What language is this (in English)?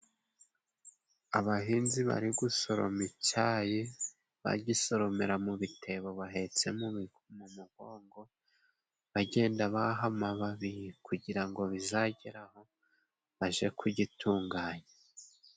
Kinyarwanda